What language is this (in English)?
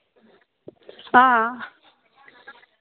Dogri